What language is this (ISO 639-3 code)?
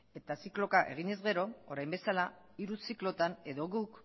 eus